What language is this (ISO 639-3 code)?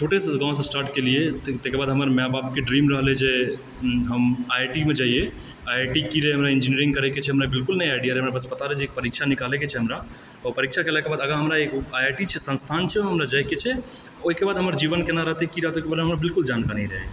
mai